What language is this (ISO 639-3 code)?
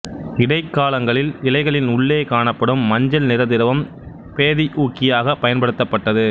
tam